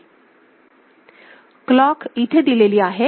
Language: Marathi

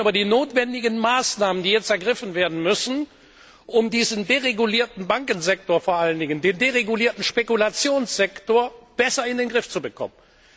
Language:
German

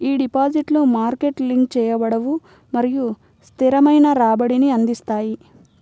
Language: Telugu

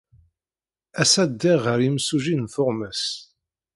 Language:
Kabyle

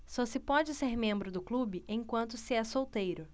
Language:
Portuguese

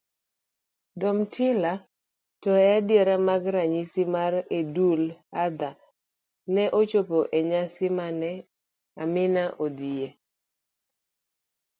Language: Luo (Kenya and Tanzania)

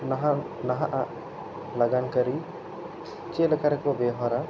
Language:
Santali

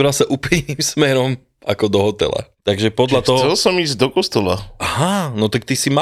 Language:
Slovak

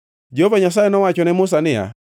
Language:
Luo (Kenya and Tanzania)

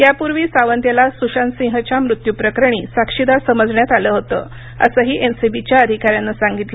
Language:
Marathi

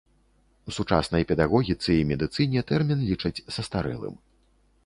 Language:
Belarusian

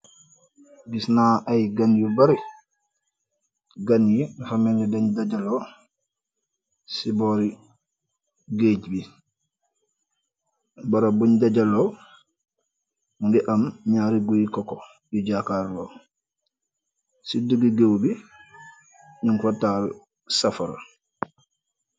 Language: Wolof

